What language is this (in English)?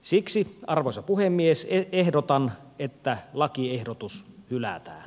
Finnish